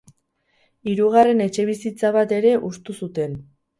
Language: Basque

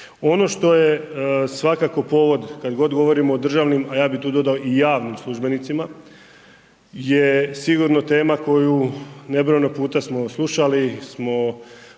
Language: Croatian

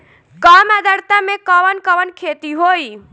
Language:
Bhojpuri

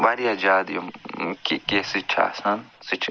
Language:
Kashmiri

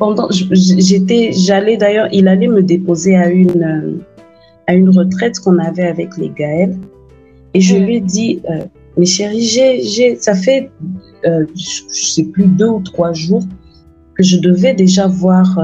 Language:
French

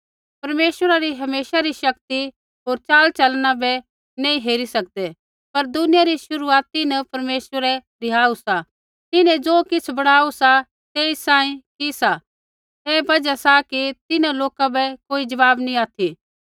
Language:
Kullu Pahari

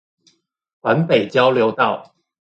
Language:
Chinese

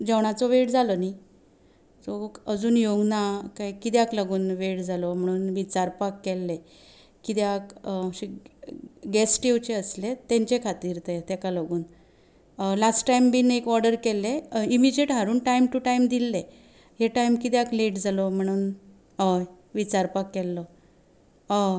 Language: Konkani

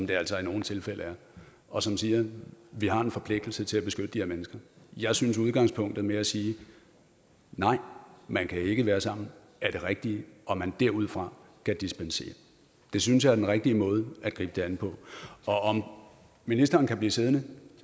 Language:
Danish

